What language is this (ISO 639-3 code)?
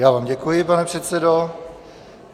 ces